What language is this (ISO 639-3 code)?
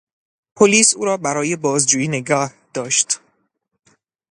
fas